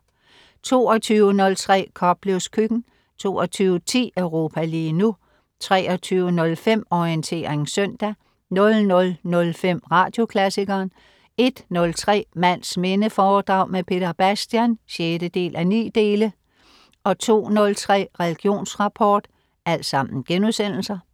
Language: Danish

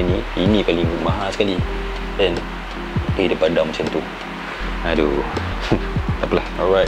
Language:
Malay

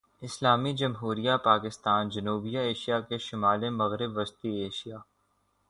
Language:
Urdu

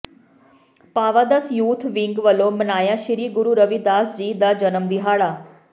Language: Punjabi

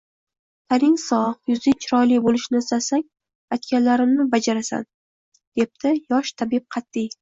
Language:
Uzbek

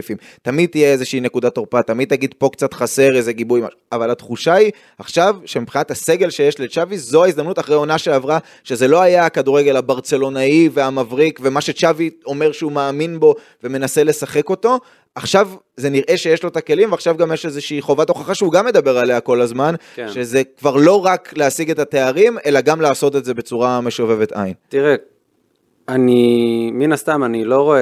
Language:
Hebrew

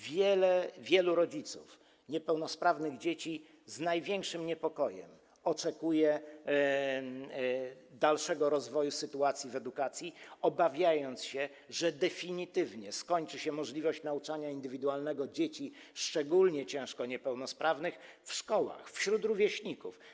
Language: Polish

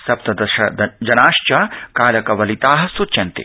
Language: Sanskrit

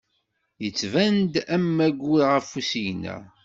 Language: Kabyle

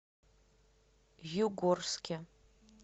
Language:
Russian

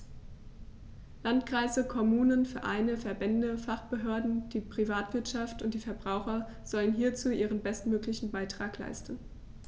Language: German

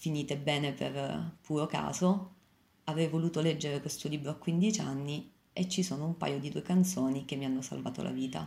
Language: Italian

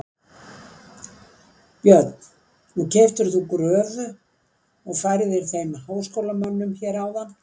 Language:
Icelandic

